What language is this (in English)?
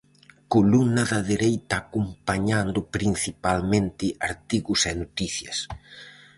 Galician